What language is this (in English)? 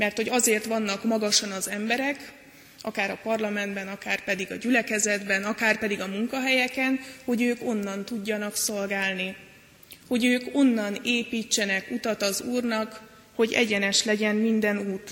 Hungarian